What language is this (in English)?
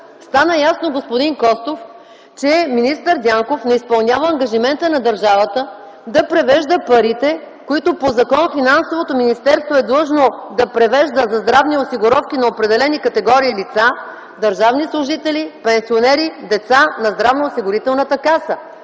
Bulgarian